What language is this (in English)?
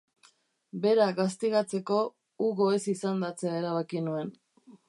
Basque